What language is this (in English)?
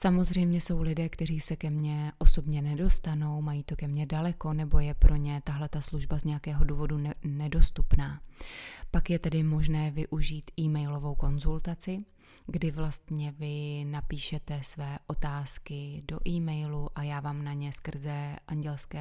Czech